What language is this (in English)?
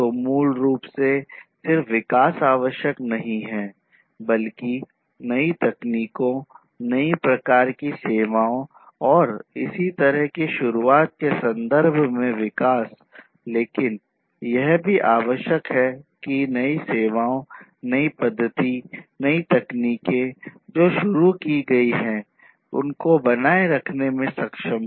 Hindi